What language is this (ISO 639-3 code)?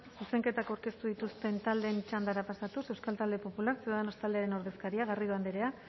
eus